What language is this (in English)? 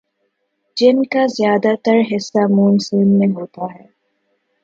Urdu